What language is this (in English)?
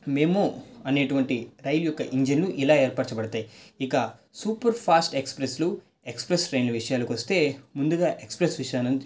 Telugu